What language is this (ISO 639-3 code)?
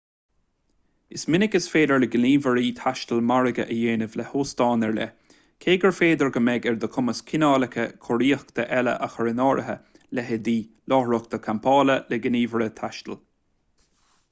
gle